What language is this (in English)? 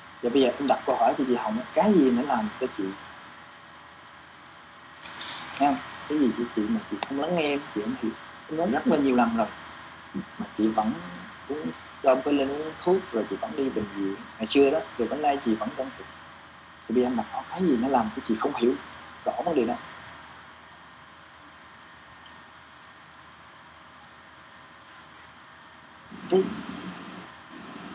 Vietnamese